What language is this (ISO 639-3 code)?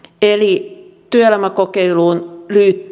fin